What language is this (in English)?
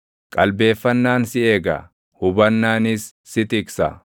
Oromo